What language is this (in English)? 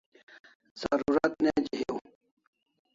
Kalasha